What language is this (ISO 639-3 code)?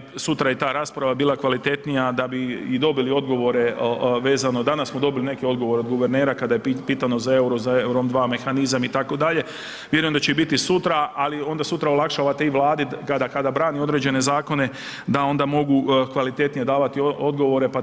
hrv